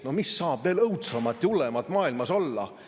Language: Estonian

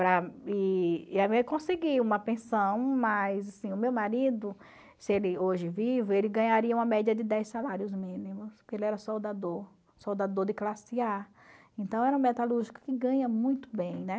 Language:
Portuguese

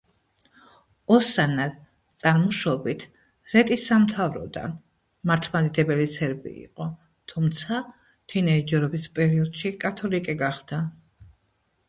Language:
Georgian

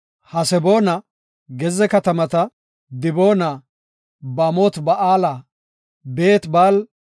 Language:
Gofa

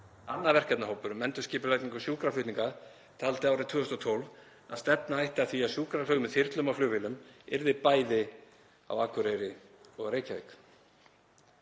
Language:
Icelandic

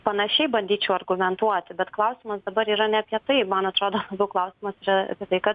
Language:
Lithuanian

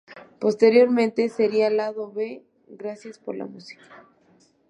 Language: Spanish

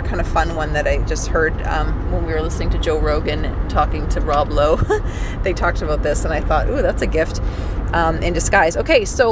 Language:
English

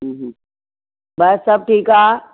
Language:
Sindhi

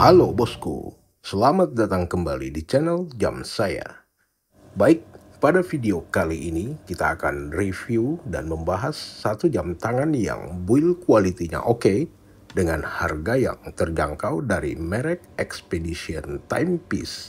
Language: Indonesian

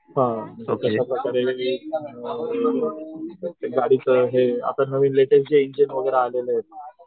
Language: Marathi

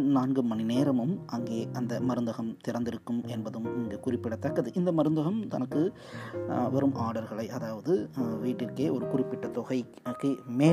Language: Tamil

